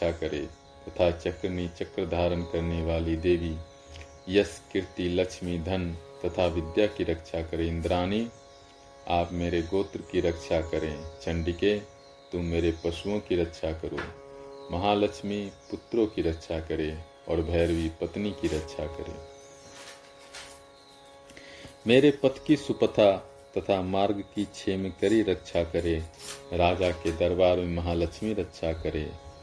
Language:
Hindi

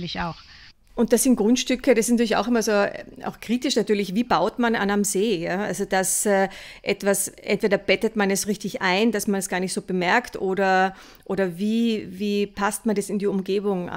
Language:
German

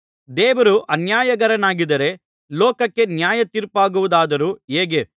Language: Kannada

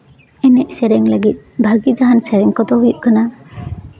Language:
Santali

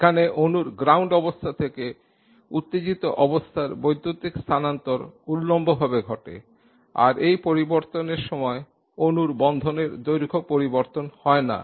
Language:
Bangla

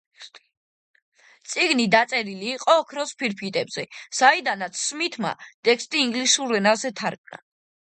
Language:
Georgian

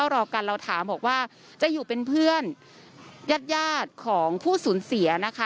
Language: Thai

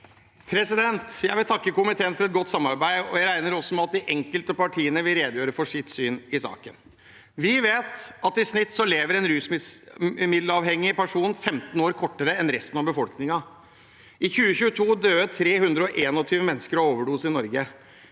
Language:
Norwegian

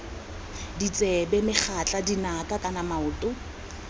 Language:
Tswana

